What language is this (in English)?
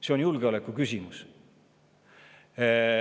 Estonian